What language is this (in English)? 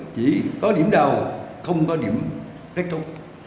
Vietnamese